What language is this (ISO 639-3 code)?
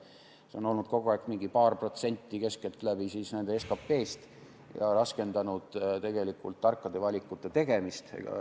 est